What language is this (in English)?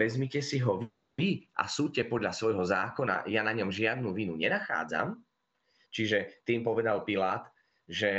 Slovak